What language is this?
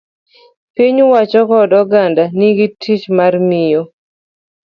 Luo (Kenya and Tanzania)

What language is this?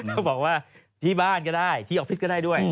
Thai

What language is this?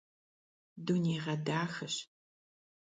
Kabardian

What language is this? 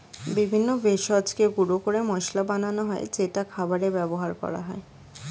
Bangla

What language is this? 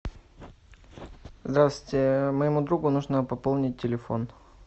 Russian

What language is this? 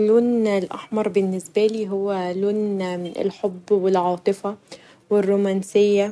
Egyptian Arabic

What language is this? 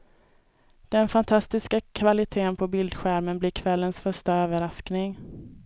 Swedish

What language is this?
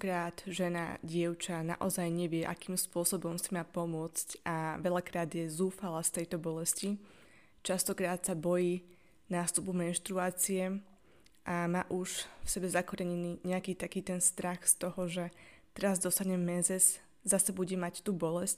Slovak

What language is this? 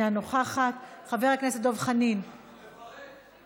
Hebrew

